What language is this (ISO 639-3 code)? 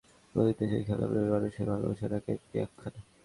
ben